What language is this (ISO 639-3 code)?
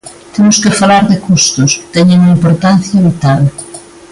glg